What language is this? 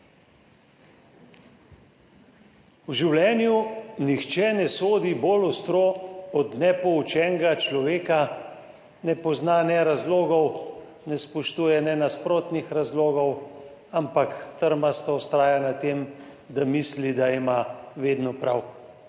Slovenian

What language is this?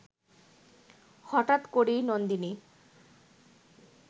Bangla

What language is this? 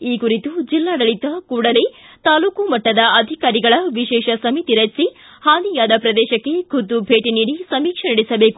Kannada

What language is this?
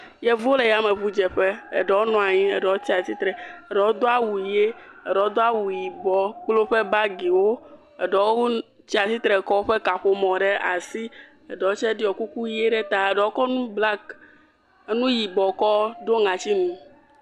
Ewe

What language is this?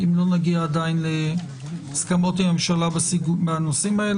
Hebrew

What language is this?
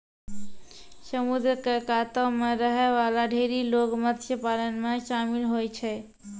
Maithili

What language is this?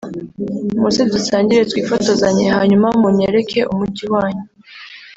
Kinyarwanda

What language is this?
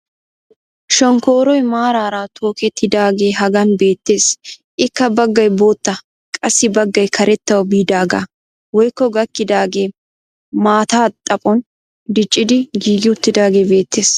Wolaytta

